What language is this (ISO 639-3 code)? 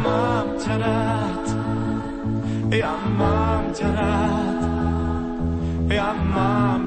slk